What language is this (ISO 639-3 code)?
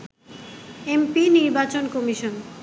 ben